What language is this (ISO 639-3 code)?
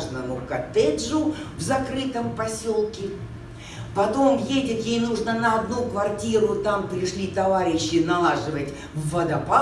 rus